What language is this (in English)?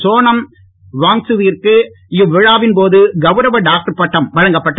Tamil